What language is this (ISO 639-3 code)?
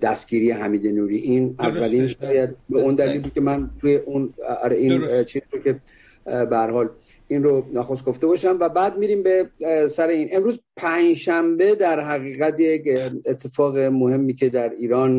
fas